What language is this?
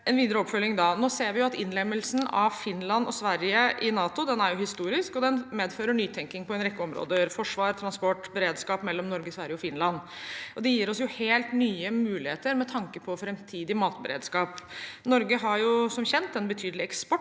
Norwegian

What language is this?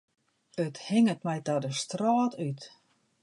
Western Frisian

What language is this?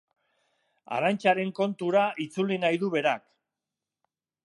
Basque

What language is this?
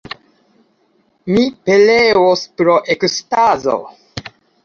Esperanto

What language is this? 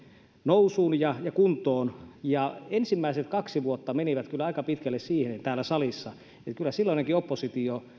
Finnish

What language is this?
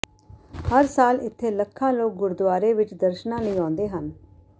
Punjabi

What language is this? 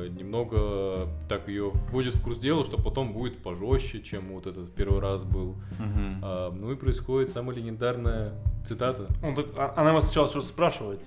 Russian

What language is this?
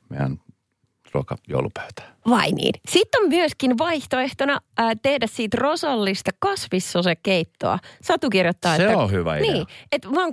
Finnish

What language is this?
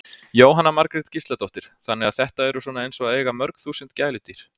Icelandic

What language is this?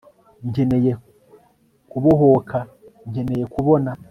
Kinyarwanda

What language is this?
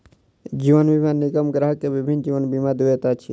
Maithili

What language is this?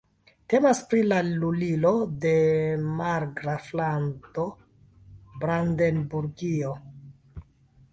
Esperanto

